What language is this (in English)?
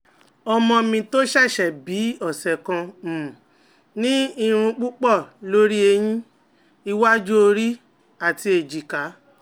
Yoruba